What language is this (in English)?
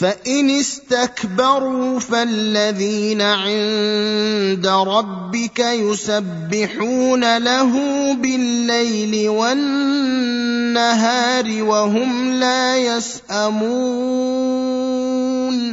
Arabic